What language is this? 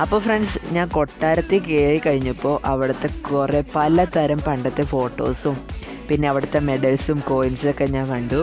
Malayalam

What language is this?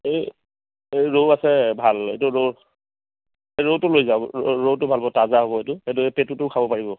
Assamese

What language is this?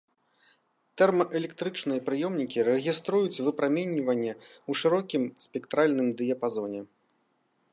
Belarusian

